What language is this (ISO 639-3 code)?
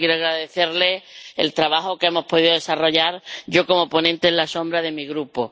spa